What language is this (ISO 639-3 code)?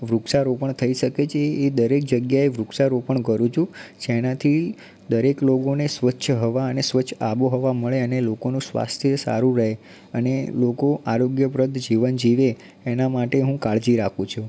guj